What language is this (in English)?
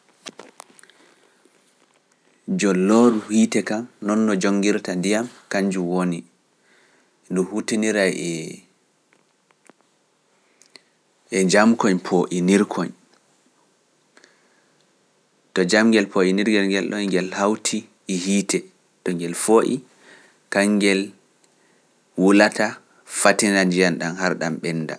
Pular